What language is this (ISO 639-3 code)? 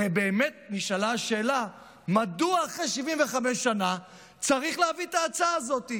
heb